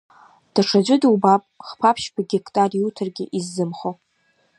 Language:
Abkhazian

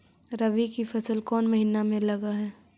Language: Magahi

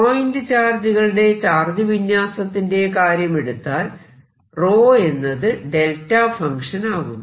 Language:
Malayalam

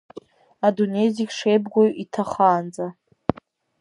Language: Abkhazian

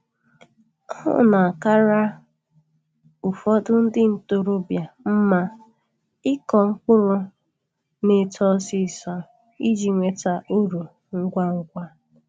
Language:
Igbo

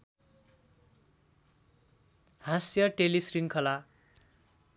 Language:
Nepali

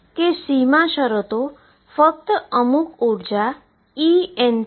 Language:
Gujarati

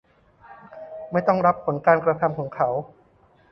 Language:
Thai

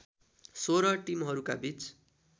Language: Nepali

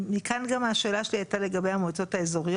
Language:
Hebrew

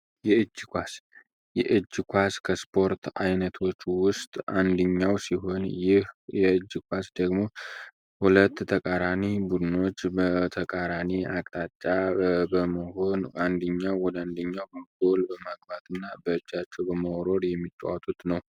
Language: Amharic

